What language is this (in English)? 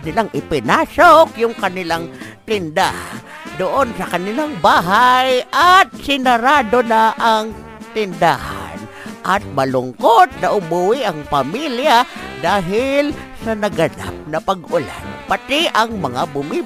Filipino